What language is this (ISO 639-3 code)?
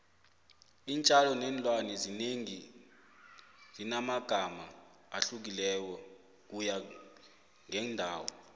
nbl